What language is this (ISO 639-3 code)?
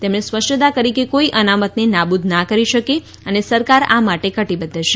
guj